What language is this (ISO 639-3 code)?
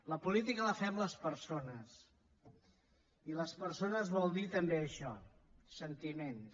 cat